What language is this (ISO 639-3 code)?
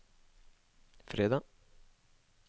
nor